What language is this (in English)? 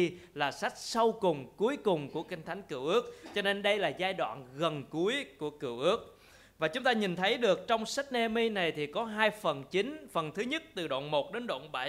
Vietnamese